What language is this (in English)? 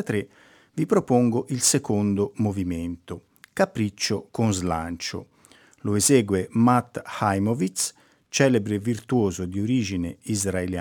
Italian